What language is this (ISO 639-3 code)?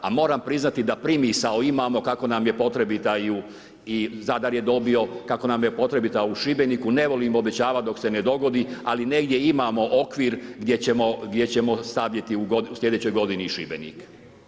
hrv